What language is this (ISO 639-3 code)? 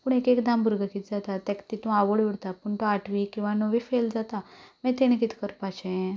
kok